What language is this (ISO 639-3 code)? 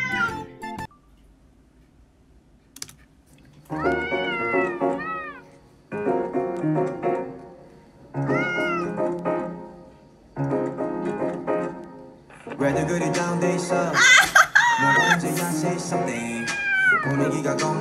jpn